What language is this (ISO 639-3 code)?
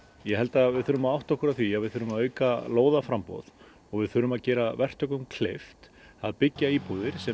isl